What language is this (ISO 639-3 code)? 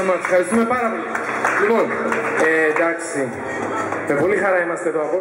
ell